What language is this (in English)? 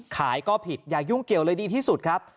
Thai